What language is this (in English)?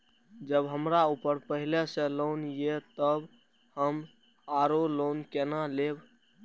Maithili